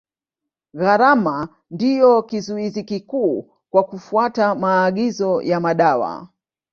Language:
Swahili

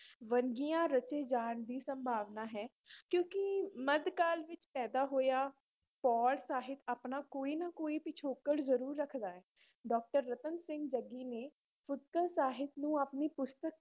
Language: Punjabi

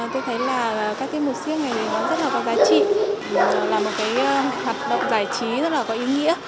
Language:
Vietnamese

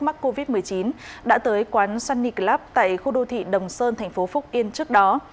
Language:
Vietnamese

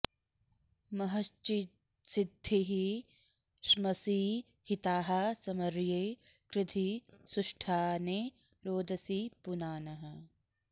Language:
Sanskrit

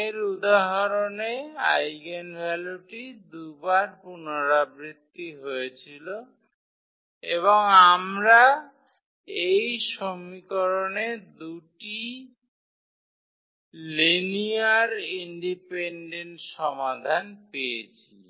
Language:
Bangla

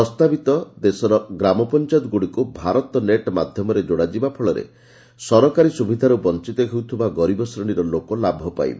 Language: Odia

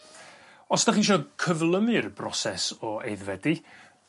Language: Welsh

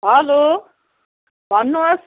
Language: Nepali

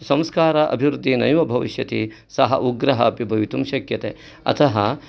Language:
Sanskrit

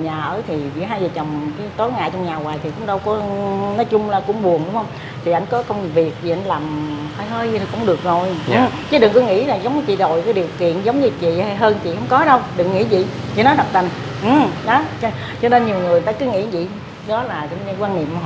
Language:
Vietnamese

